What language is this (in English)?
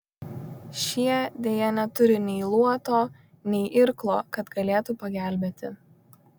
Lithuanian